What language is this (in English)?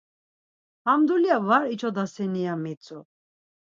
Laz